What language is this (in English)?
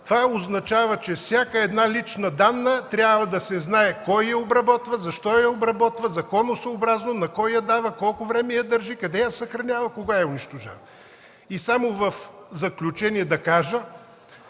Bulgarian